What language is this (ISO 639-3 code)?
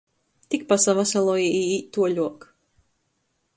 ltg